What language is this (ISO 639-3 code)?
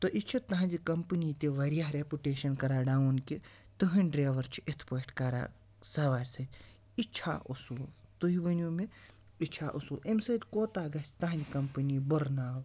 kas